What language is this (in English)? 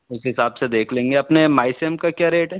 Hindi